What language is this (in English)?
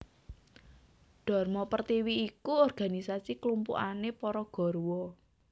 Javanese